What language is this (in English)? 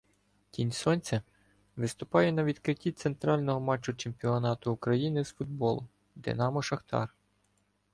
Ukrainian